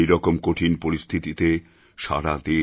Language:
Bangla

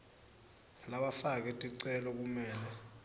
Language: Swati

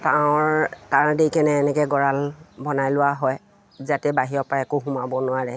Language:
Assamese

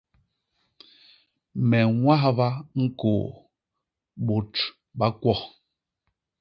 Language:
Basaa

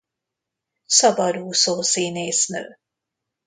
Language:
Hungarian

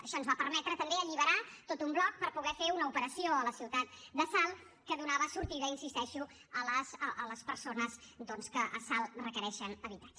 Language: Catalan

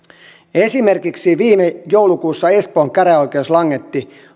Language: Finnish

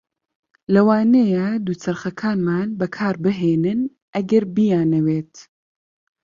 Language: Central Kurdish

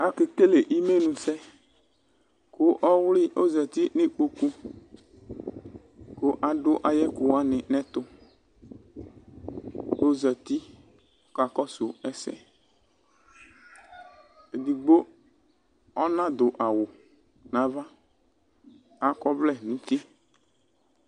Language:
Ikposo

